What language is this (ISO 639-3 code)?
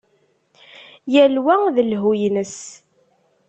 kab